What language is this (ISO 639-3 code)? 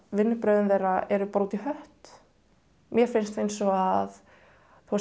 isl